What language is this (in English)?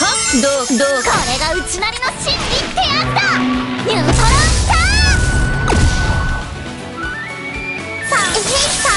Japanese